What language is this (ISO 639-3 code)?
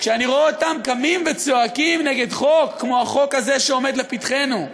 heb